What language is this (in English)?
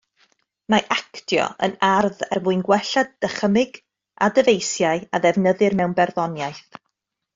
Welsh